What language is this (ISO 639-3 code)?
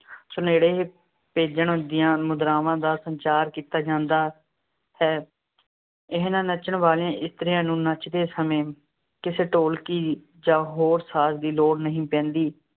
pan